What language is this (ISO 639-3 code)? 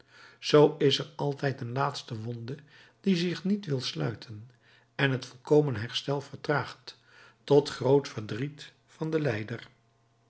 nld